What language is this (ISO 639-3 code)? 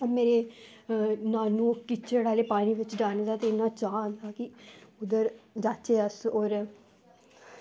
doi